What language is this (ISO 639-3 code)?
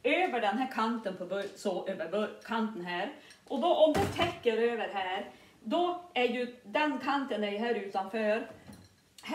swe